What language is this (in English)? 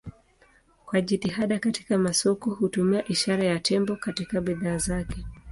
Swahili